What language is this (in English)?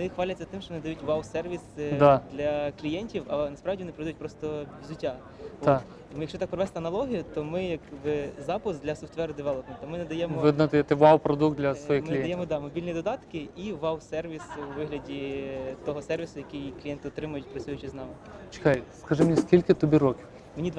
Ukrainian